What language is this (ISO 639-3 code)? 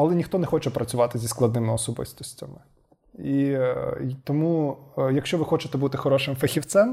ukr